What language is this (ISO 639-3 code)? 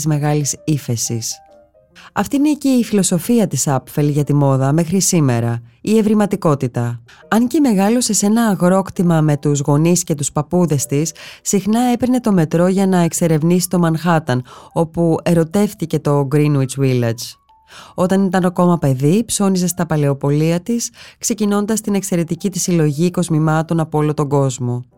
ell